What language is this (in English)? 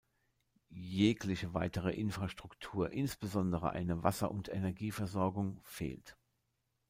German